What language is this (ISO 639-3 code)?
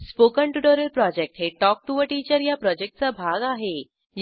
mar